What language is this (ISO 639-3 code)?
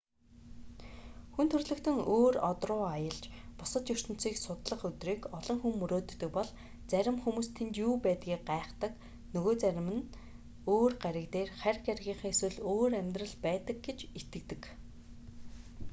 mon